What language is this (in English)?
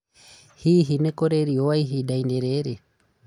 Kikuyu